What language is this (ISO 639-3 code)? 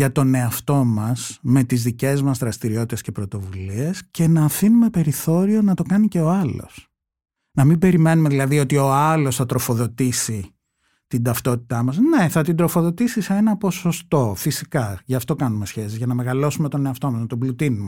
ell